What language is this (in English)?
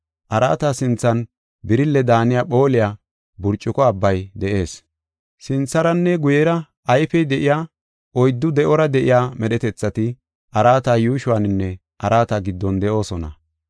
Gofa